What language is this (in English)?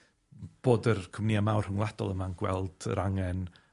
Welsh